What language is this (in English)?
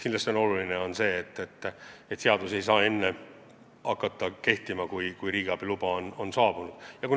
Estonian